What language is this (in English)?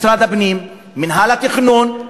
Hebrew